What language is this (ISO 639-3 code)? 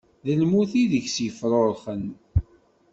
kab